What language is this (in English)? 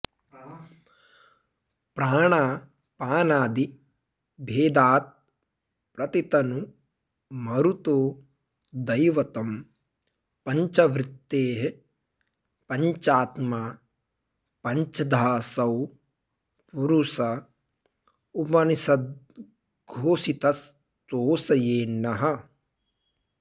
Sanskrit